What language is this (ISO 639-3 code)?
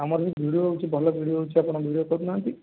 ori